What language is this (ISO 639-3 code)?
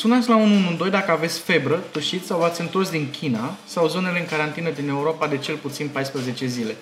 ron